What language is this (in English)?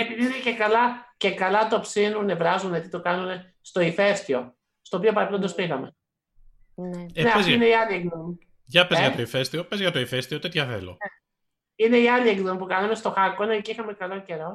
Greek